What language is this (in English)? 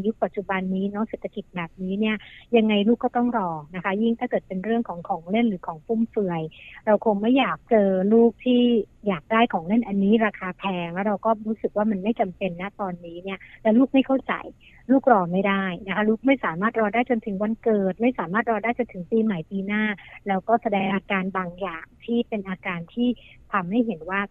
Thai